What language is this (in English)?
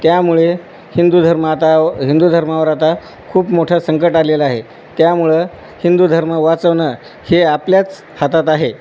Marathi